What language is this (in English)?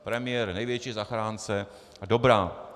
Czech